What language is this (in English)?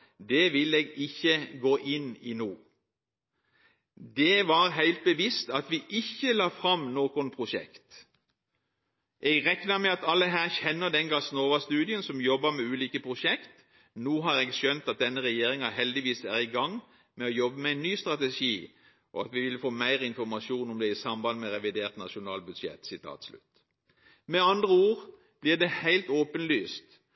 Norwegian Bokmål